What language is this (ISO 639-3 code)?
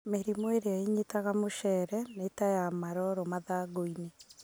kik